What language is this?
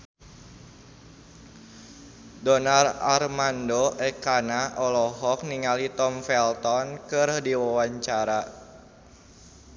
Sundanese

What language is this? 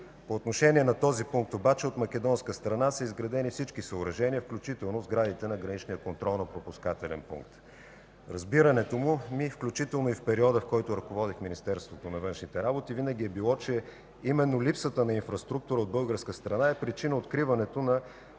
Bulgarian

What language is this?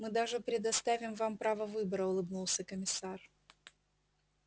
Russian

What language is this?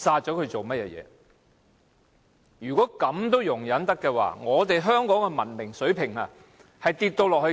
Cantonese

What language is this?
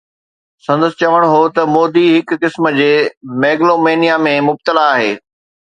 Sindhi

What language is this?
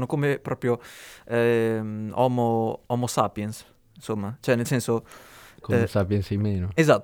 Italian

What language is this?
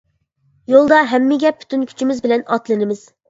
Uyghur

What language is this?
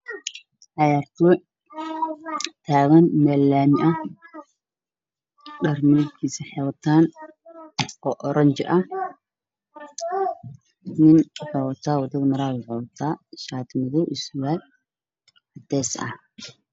Somali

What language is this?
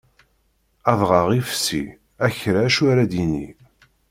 Kabyle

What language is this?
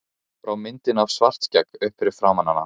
Icelandic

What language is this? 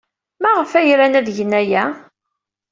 Kabyle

